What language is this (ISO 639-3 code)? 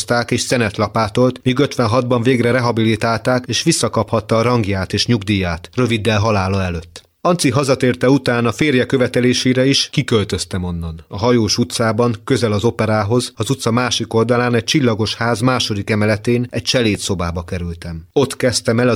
hun